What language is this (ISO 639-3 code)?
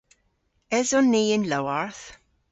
cor